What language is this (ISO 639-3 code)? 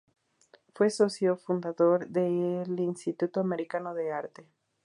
spa